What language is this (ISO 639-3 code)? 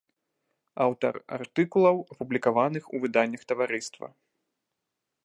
bel